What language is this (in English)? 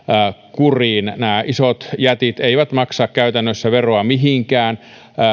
Finnish